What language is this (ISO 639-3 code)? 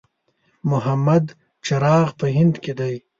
pus